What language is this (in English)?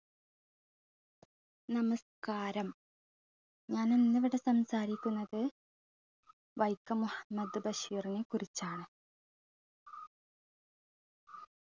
Malayalam